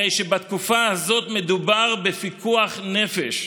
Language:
Hebrew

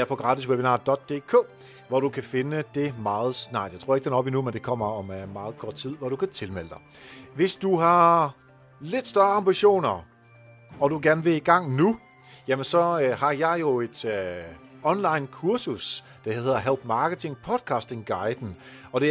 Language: Danish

